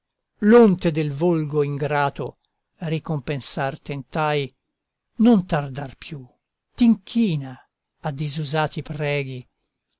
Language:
Italian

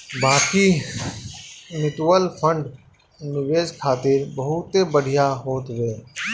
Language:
Bhojpuri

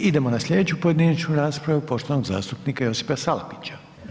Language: Croatian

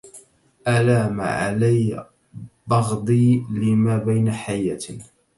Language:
Arabic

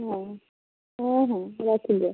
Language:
Odia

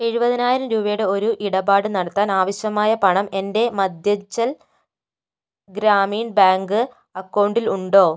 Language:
Malayalam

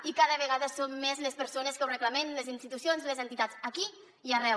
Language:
Catalan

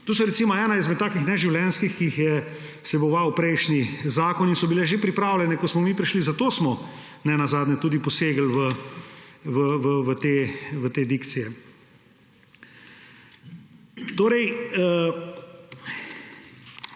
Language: Slovenian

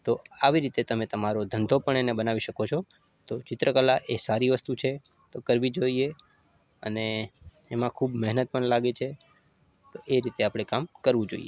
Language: Gujarati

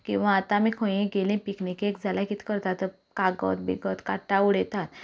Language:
Konkani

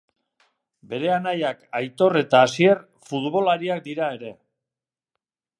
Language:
Basque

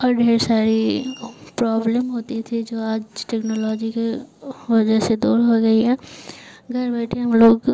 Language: Hindi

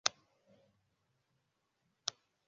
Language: Kinyarwanda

